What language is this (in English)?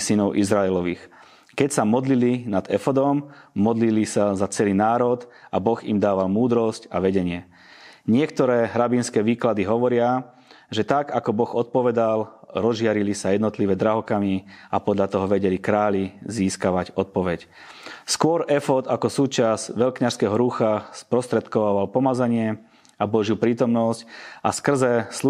Slovak